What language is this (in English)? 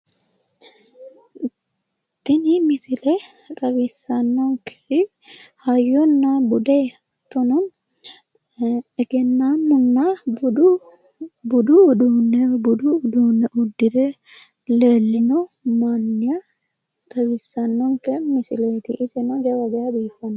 Sidamo